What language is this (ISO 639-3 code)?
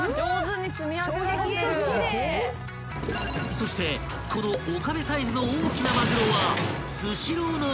jpn